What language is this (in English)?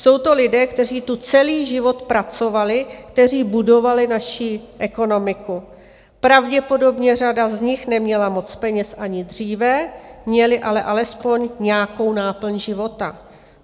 Czech